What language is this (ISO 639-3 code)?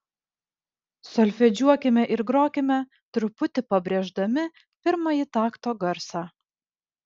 lit